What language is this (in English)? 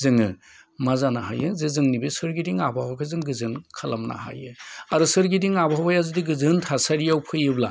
Bodo